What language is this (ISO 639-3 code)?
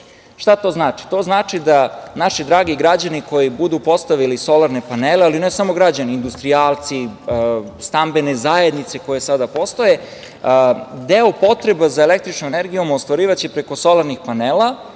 srp